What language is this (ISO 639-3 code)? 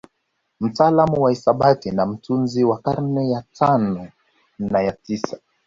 swa